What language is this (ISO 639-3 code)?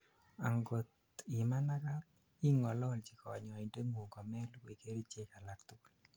kln